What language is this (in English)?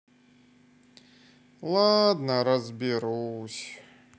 Russian